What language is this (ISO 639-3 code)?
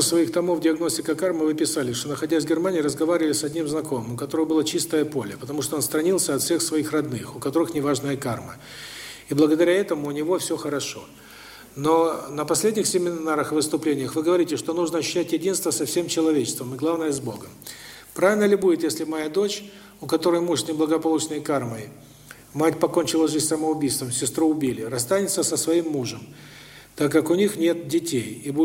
rus